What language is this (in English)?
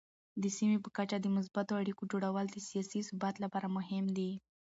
Pashto